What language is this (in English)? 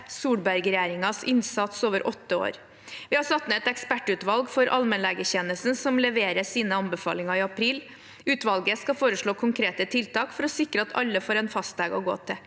Norwegian